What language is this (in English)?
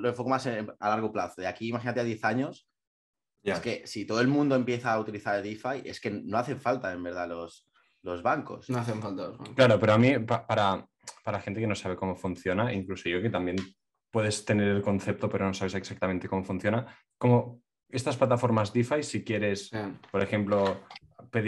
Spanish